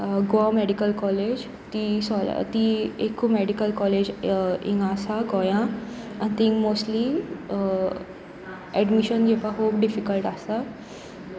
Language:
Konkani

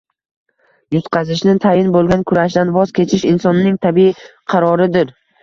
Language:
Uzbek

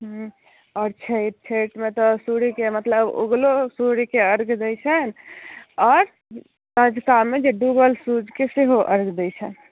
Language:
Maithili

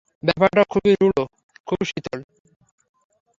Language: Bangla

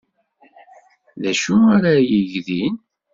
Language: Kabyle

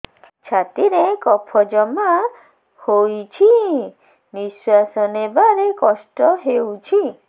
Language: Odia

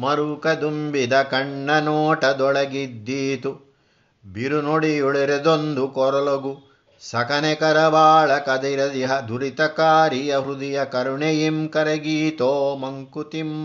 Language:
Kannada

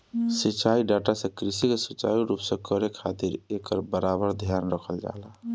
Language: Bhojpuri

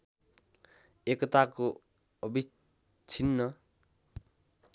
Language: Nepali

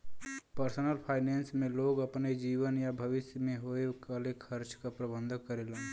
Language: Bhojpuri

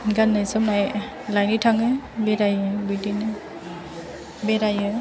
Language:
Bodo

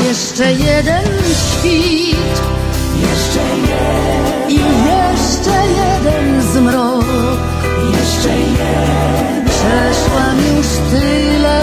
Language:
Polish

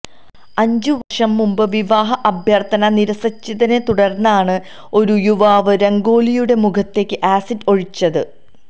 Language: Malayalam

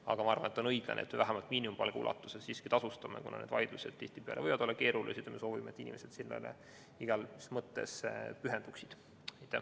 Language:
Estonian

